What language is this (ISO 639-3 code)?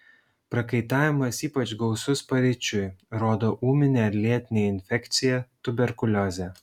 lit